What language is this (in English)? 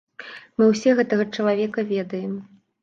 Belarusian